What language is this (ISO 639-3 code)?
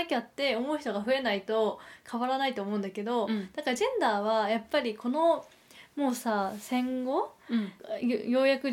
jpn